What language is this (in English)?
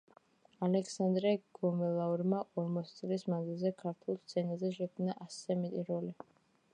Georgian